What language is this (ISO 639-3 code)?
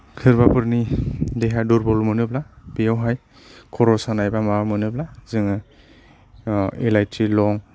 brx